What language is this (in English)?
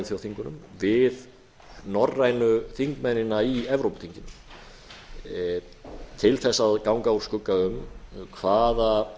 Icelandic